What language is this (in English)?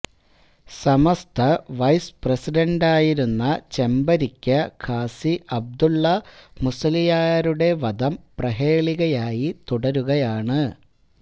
Malayalam